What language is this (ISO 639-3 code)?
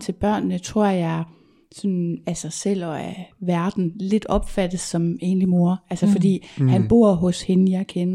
dan